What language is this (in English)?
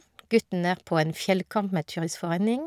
Norwegian